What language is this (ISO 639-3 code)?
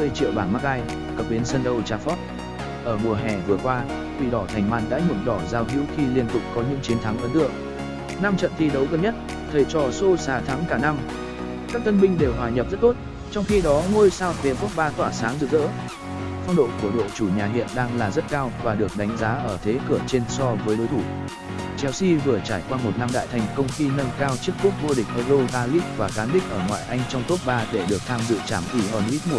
vie